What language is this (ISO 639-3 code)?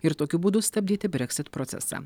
lit